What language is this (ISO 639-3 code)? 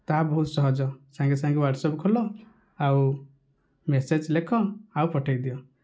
ori